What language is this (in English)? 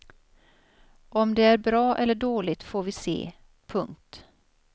Swedish